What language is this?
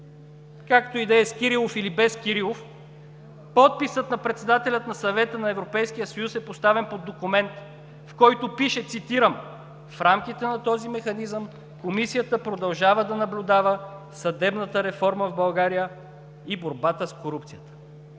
Bulgarian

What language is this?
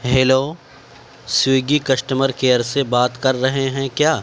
Urdu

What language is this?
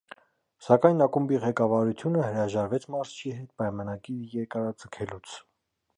Armenian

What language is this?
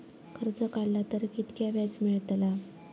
Marathi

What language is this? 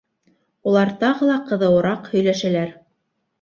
Bashkir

